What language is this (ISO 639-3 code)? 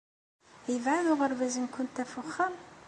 kab